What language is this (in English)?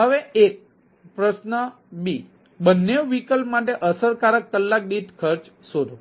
Gujarati